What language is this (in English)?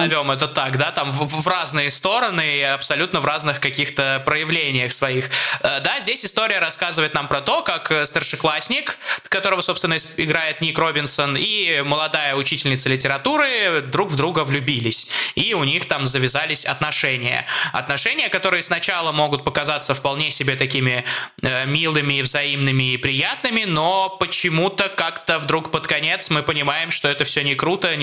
Russian